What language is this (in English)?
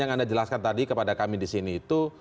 Indonesian